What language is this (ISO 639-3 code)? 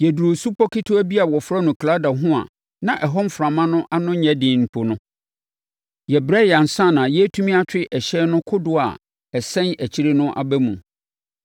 aka